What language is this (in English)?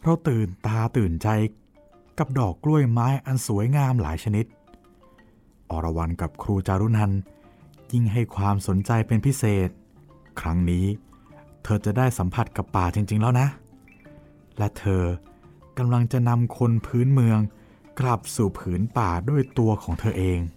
Thai